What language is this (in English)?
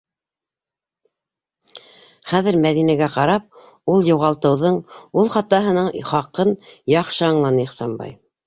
Bashkir